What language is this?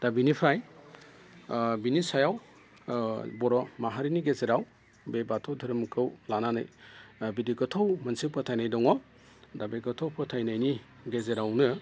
Bodo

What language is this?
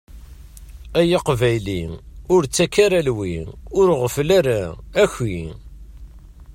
Kabyle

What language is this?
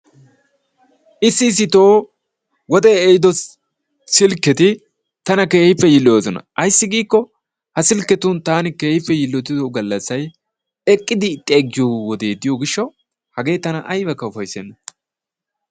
Wolaytta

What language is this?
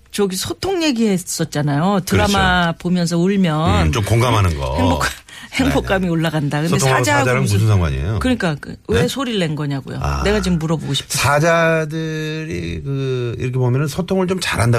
Korean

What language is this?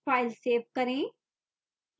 Hindi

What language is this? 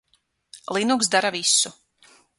Latvian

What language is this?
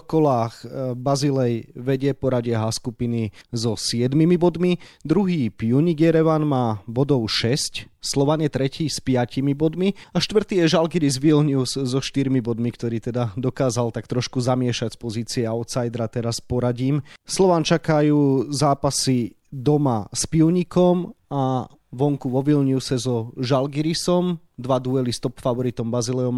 Slovak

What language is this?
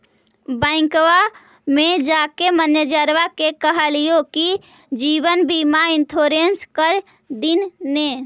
Magahi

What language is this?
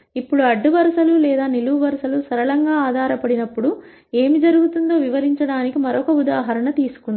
Telugu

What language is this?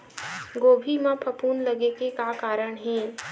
Chhattisgarhi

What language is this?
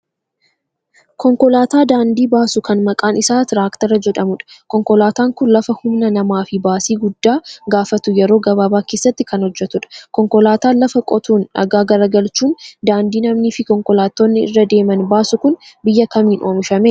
Oromo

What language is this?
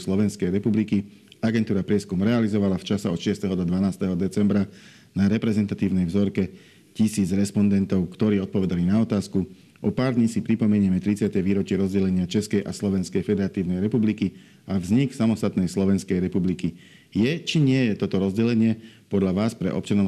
Slovak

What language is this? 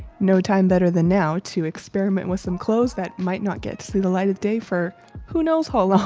English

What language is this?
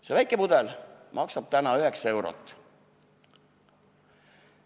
Estonian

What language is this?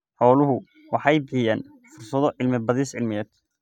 Somali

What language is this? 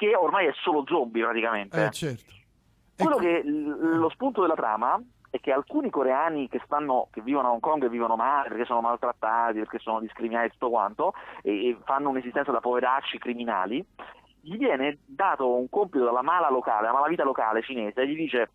Italian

